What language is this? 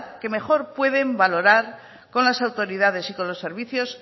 Spanish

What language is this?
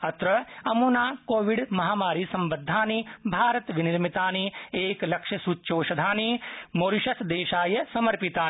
Sanskrit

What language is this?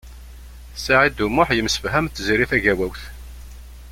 Kabyle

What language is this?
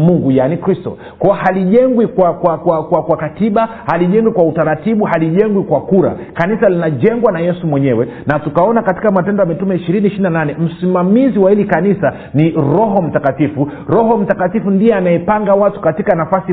Swahili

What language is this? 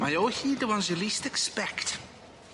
Welsh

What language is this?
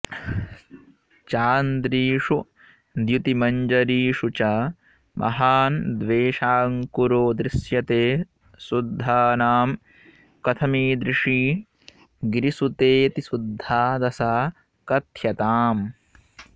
Sanskrit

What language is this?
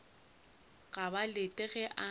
Northern Sotho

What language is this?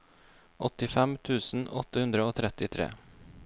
Norwegian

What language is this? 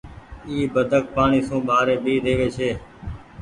Goaria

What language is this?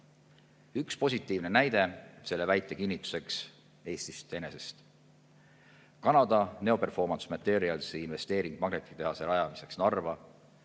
Estonian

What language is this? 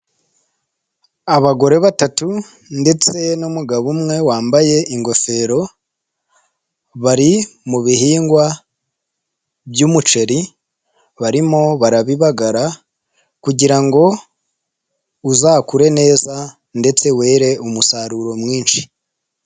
Kinyarwanda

